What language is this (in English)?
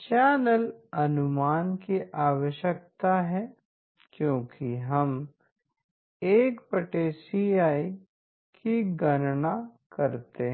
Hindi